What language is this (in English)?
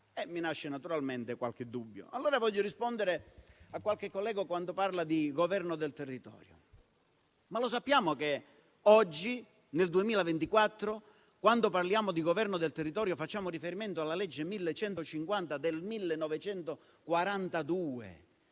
Italian